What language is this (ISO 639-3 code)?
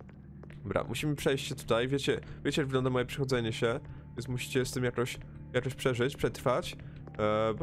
pol